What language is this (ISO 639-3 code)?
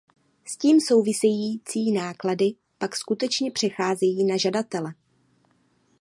ces